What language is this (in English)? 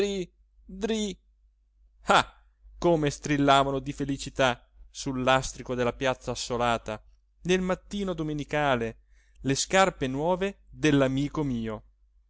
Italian